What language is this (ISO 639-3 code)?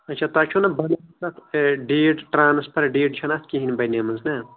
kas